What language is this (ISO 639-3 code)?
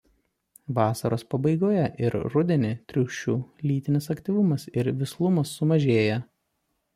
lit